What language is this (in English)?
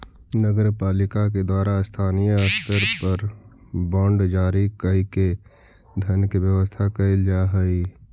Magahi